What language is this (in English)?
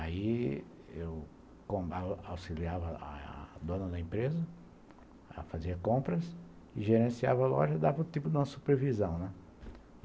Portuguese